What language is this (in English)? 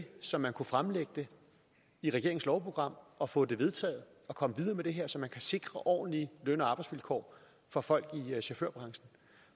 Danish